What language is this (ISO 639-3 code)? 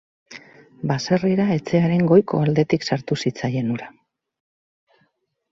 eus